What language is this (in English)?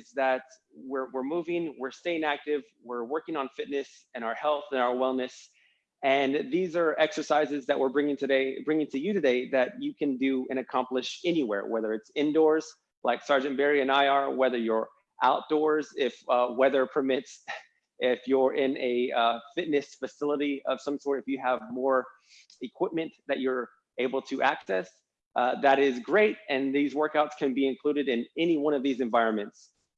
English